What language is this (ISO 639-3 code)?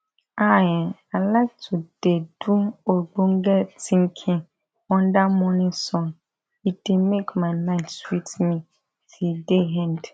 pcm